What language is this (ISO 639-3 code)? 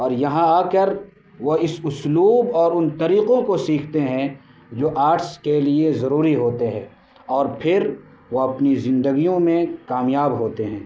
urd